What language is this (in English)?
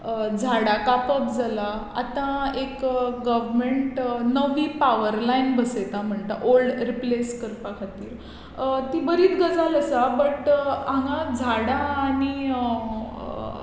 Konkani